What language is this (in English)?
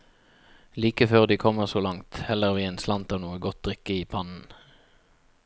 Norwegian